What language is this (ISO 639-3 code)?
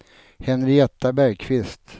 swe